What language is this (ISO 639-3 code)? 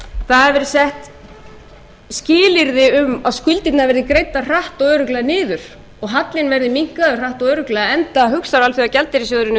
isl